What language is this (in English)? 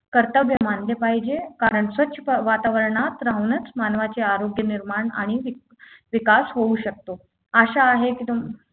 Marathi